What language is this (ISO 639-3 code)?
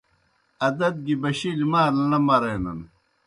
plk